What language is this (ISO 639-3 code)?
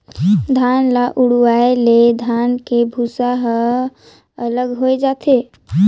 hne